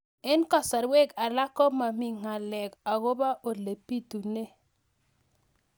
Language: Kalenjin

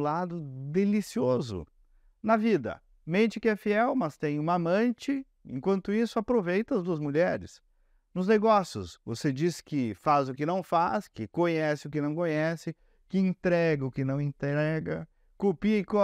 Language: Portuguese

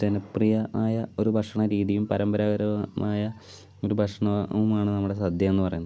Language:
Malayalam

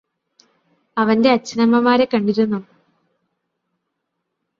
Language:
Malayalam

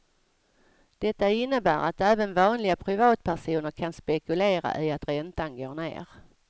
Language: Swedish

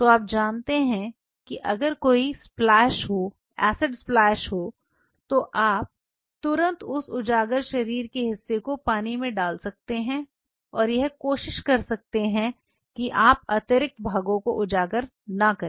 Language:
Hindi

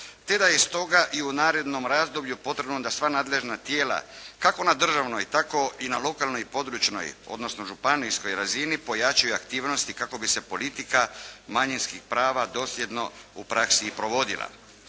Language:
Croatian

